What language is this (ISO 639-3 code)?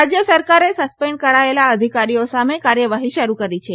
guj